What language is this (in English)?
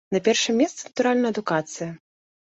Belarusian